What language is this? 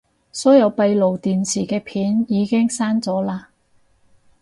Cantonese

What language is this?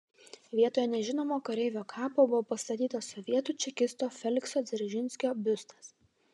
Lithuanian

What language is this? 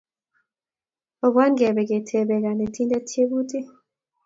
Kalenjin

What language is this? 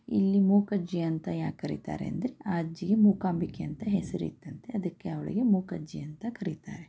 Kannada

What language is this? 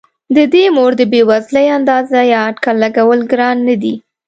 Pashto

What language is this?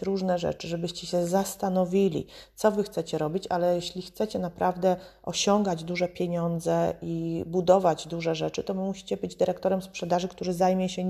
Polish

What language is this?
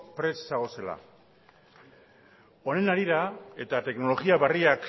Basque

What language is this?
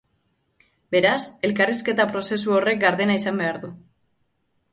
Basque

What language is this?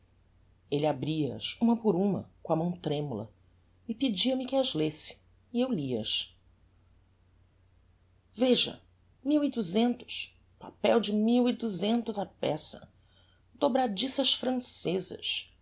Portuguese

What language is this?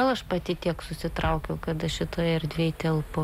Lithuanian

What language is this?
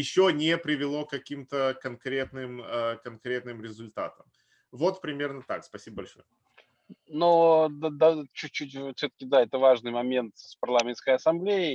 Russian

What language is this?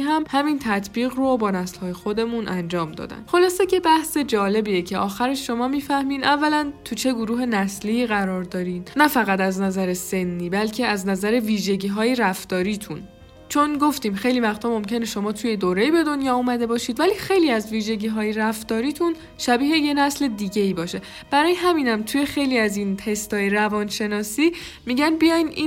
Persian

